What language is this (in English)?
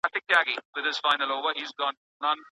Pashto